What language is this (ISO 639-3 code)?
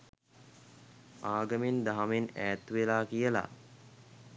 sin